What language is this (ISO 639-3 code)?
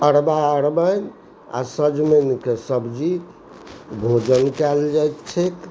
mai